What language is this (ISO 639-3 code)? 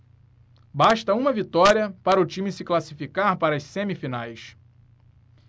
por